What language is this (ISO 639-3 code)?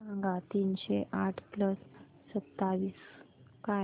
mar